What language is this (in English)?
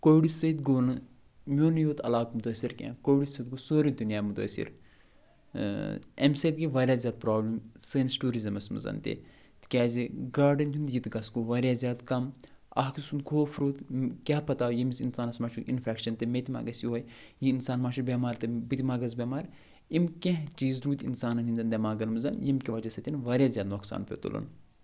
Kashmiri